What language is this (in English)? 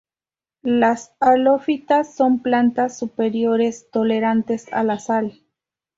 Spanish